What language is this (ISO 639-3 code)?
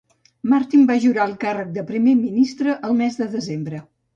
cat